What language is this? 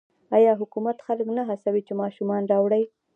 Pashto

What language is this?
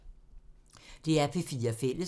Danish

